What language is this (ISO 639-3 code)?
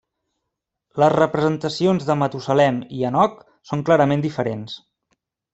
cat